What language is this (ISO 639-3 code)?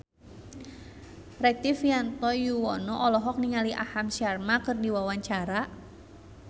sun